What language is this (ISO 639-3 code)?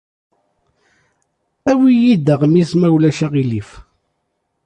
kab